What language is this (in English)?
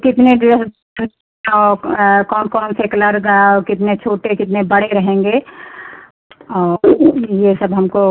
Hindi